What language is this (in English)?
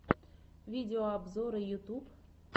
Russian